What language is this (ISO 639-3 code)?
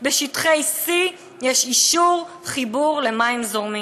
heb